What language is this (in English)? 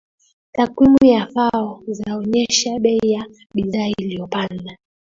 Swahili